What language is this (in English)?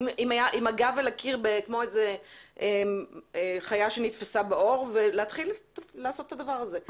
Hebrew